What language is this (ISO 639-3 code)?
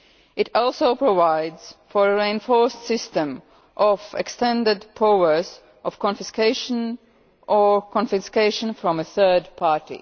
eng